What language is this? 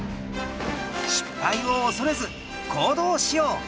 Japanese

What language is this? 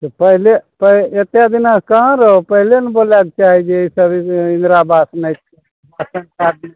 Maithili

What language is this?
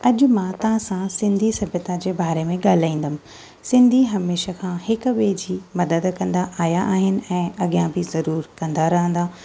Sindhi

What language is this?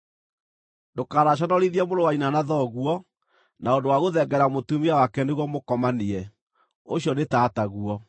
Kikuyu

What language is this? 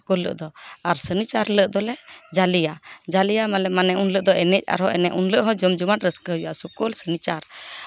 Santali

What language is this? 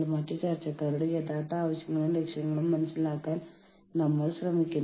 Malayalam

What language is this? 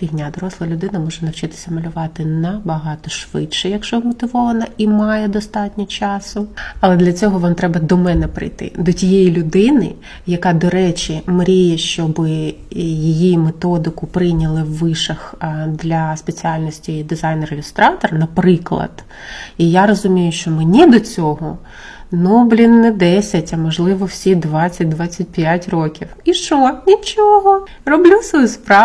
Ukrainian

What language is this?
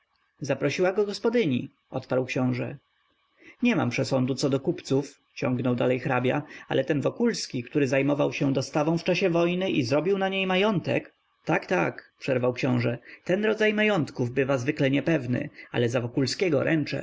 Polish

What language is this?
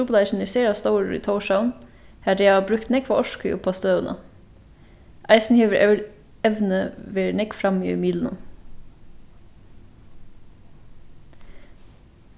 Faroese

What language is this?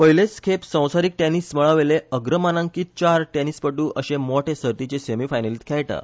Konkani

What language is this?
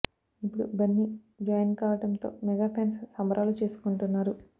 Telugu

